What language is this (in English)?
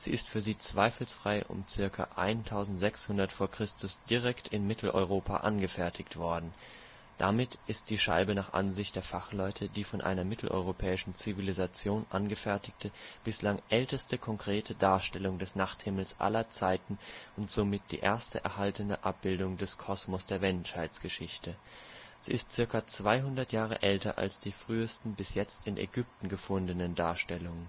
German